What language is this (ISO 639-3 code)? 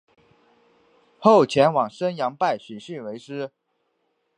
zho